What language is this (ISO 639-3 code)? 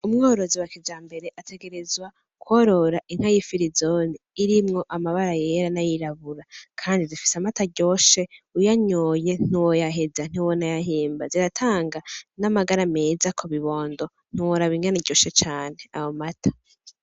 run